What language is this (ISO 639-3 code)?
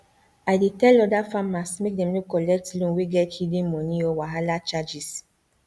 pcm